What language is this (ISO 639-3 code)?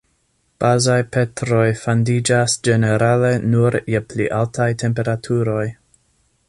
epo